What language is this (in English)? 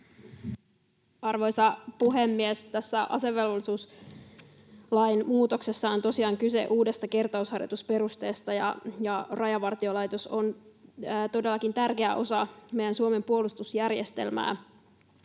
Finnish